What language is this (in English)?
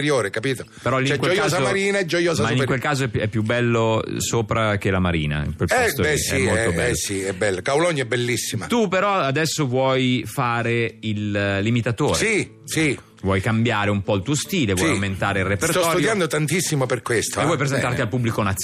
Italian